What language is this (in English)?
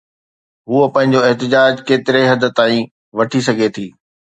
Sindhi